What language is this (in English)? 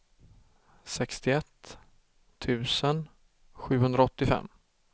Swedish